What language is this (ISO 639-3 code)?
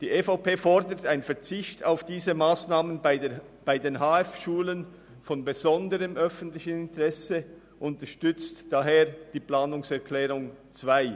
gsw